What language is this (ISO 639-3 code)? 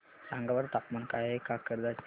mar